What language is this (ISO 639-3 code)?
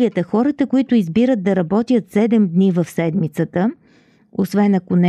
bul